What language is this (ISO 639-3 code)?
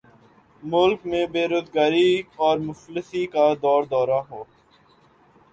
urd